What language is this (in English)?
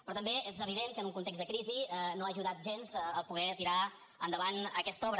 Catalan